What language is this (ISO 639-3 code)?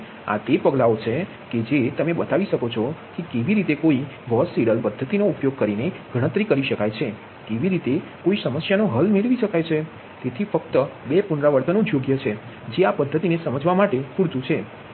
guj